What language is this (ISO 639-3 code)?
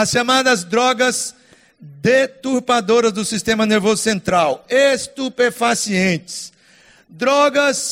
por